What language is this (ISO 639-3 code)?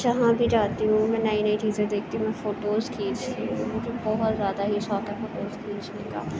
urd